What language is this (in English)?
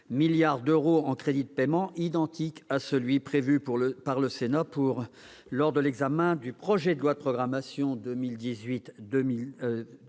French